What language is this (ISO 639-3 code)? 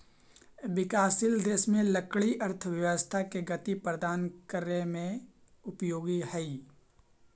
mag